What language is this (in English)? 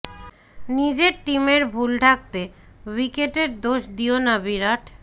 Bangla